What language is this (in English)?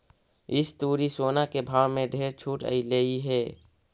Magahi